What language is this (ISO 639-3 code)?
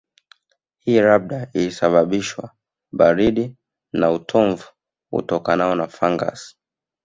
swa